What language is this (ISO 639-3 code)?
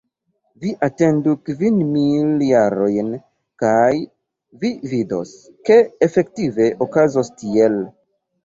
epo